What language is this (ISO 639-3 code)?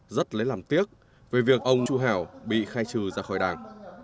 vie